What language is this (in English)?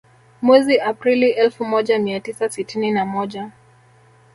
Swahili